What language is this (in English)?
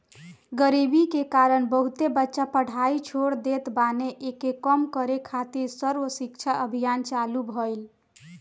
Bhojpuri